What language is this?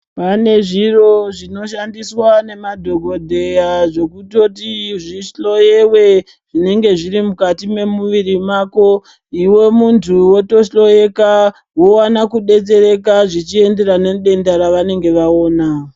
Ndau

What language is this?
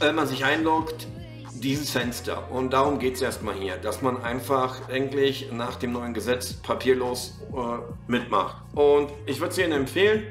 German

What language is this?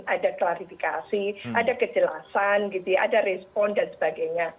Indonesian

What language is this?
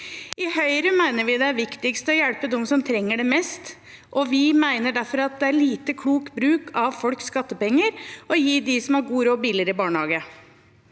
Norwegian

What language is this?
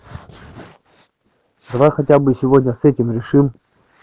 Russian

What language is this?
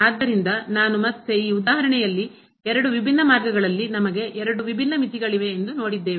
Kannada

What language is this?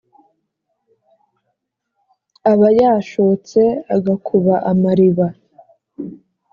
Kinyarwanda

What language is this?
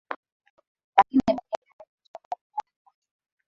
Swahili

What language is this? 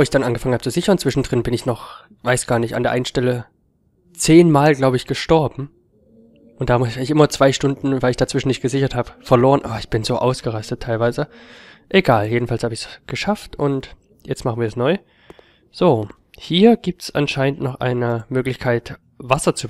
German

